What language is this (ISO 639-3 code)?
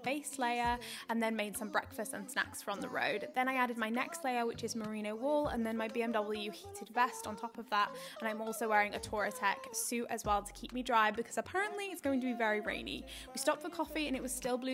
eng